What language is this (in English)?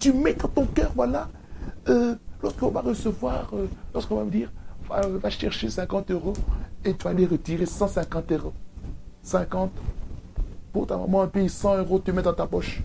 French